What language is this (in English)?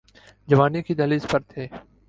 Urdu